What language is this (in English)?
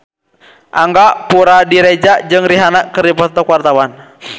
Sundanese